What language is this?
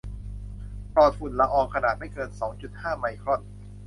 Thai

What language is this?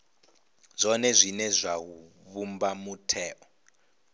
Venda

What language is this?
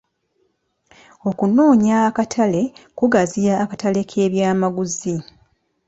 Ganda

